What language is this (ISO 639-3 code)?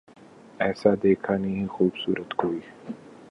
urd